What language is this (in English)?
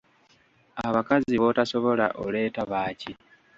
Ganda